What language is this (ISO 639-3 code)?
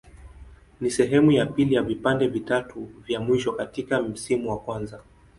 swa